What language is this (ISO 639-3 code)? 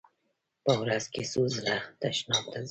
pus